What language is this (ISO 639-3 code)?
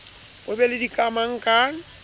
sot